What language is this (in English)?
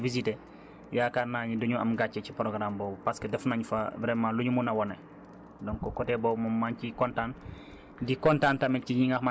Wolof